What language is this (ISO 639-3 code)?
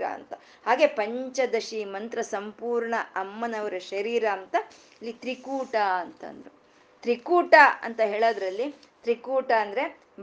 kan